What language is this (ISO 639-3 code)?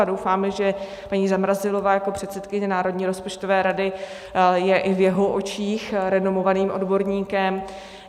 ces